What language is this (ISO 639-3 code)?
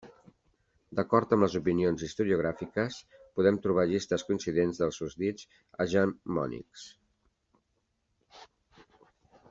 cat